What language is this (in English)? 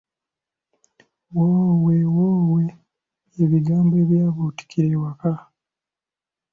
Ganda